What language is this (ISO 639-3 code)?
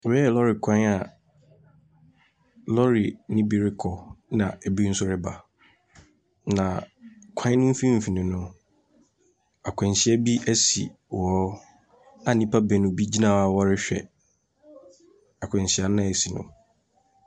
aka